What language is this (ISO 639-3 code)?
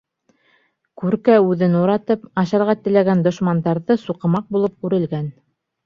bak